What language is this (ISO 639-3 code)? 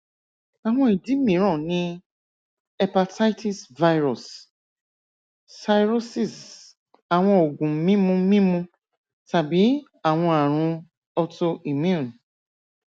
yor